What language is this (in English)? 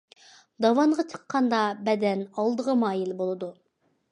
Uyghur